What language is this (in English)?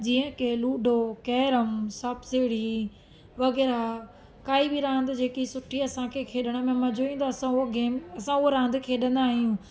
Sindhi